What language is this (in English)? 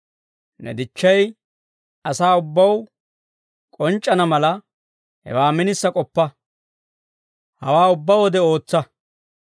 Dawro